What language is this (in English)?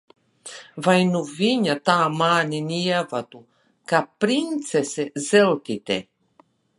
Latvian